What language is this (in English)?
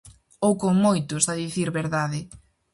Galician